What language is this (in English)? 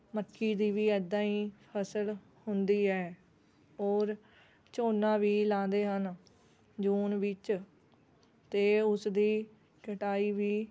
Punjabi